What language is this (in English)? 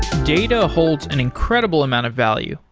English